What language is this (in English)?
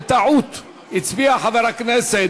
Hebrew